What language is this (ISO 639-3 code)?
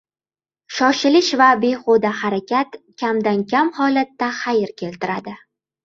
uzb